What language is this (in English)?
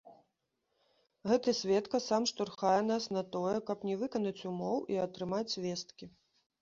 Belarusian